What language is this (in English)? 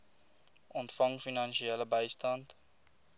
Afrikaans